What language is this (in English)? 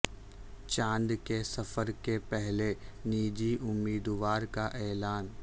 Urdu